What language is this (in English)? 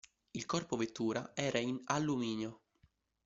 Italian